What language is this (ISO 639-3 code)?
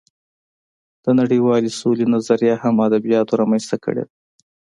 pus